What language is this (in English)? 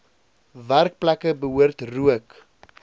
Afrikaans